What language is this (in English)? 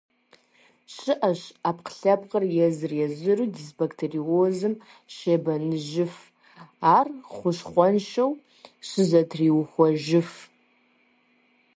Kabardian